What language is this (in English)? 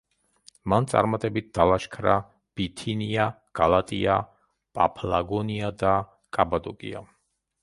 Georgian